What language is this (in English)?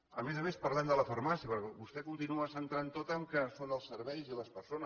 Catalan